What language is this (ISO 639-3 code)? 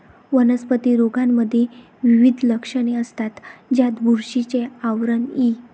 mar